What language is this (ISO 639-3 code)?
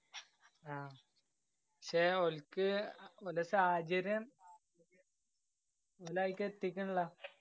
mal